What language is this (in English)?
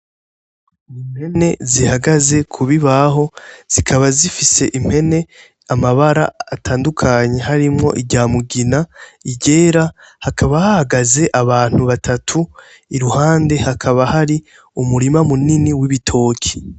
Rundi